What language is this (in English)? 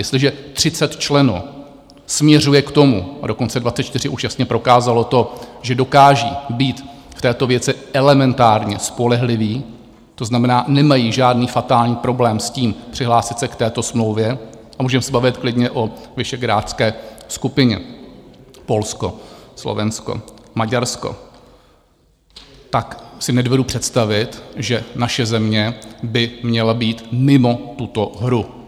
Czech